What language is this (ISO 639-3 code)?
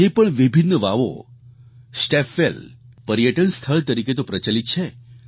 guj